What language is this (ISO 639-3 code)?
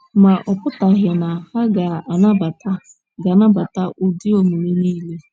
ibo